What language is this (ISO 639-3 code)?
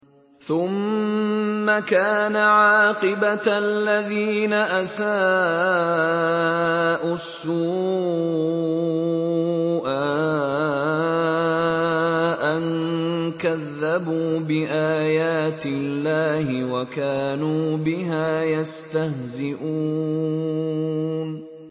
ara